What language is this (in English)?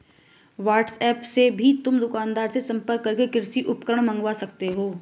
Hindi